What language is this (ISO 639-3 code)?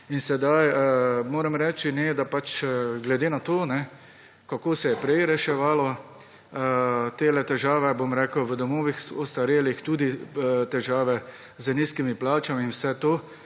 slv